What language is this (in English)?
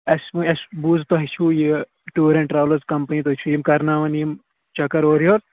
Kashmiri